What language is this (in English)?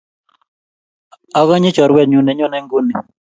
Kalenjin